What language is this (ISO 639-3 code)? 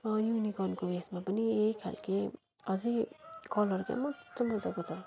nep